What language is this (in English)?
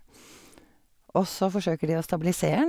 Norwegian